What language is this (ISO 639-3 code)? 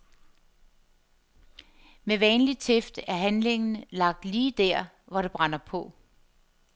dan